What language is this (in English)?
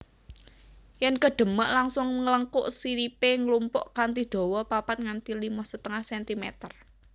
Javanese